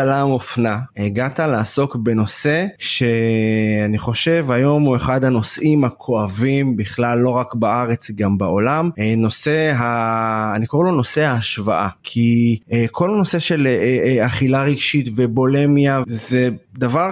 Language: Hebrew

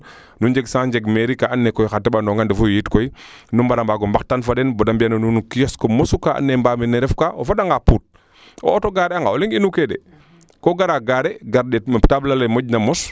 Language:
Serer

